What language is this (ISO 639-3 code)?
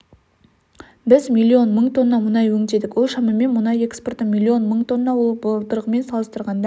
kaz